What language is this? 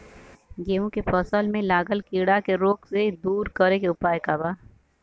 Bhojpuri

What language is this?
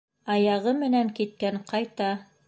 Bashkir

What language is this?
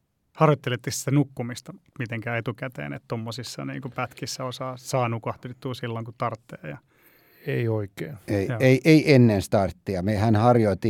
Finnish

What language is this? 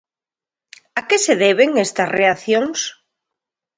Galician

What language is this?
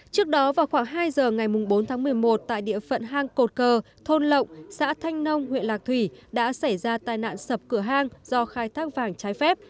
Vietnamese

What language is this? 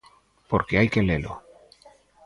Galician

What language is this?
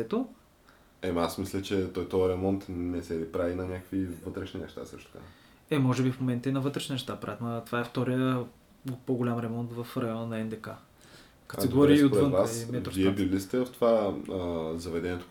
Bulgarian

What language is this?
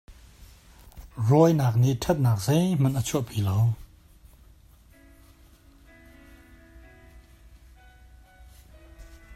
Hakha Chin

